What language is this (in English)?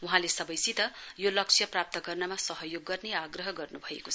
Nepali